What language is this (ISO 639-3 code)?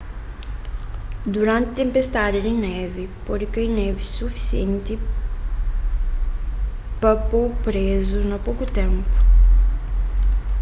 kea